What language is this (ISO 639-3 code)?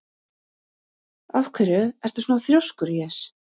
isl